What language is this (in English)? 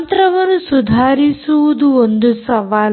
Kannada